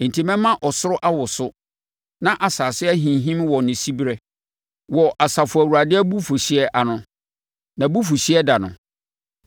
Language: Akan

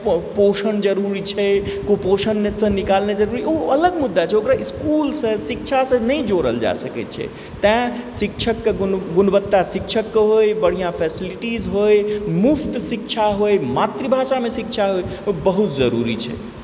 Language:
Maithili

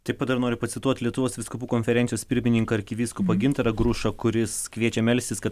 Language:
Lithuanian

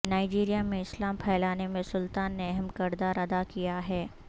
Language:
Urdu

